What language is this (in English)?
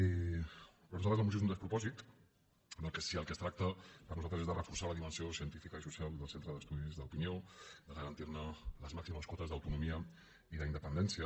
Catalan